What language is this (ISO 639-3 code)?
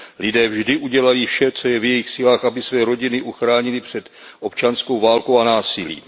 ces